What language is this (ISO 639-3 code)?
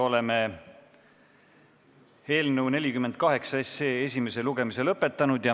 est